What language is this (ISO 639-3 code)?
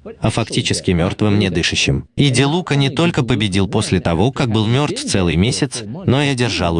rus